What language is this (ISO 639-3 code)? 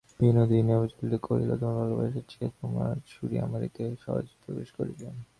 ben